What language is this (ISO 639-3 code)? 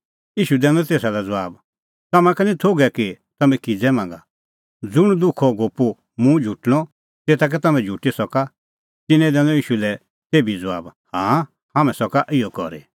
kfx